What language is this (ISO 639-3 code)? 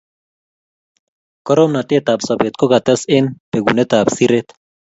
kln